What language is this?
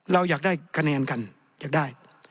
Thai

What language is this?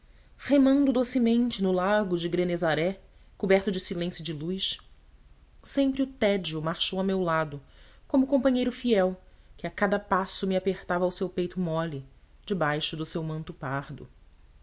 Portuguese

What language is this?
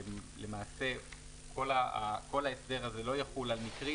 Hebrew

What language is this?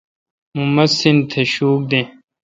Kalkoti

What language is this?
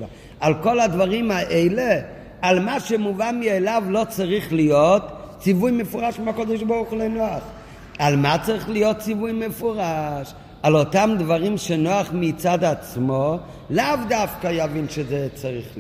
Hebrew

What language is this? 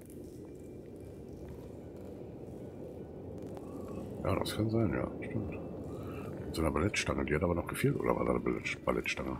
German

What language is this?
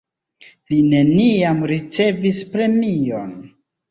Esperanto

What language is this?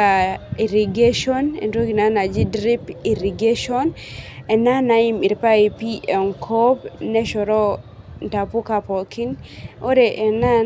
Masai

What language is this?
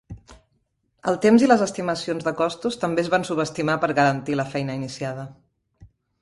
Catalan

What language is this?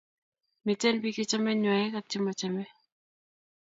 Kalenjin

